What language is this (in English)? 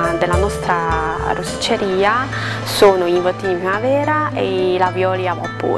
Italian